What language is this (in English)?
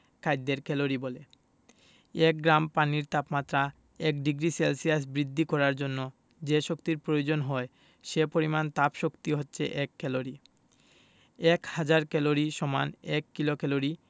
Bangla